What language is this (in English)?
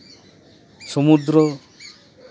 Santali